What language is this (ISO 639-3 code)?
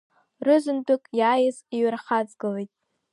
abk